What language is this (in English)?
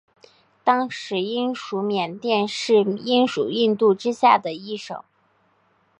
Chinese